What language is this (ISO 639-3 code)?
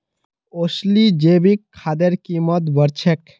mag